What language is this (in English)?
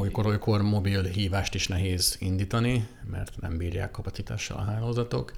Hungarian